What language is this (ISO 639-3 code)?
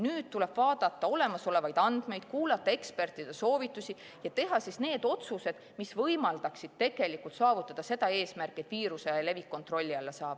est